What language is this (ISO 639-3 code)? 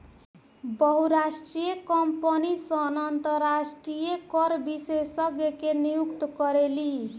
bho